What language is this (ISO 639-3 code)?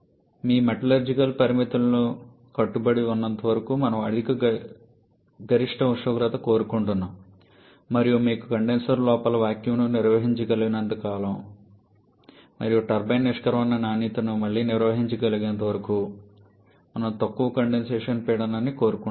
tel